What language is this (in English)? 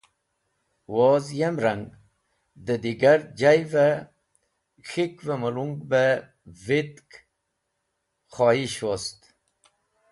Wakhi